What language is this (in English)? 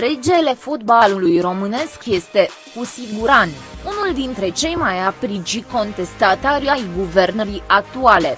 Romanian